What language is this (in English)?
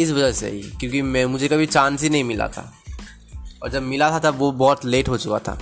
Hindi